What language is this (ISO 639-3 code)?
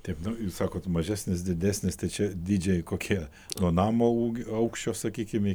lit